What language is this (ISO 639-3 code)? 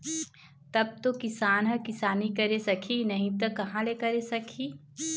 hne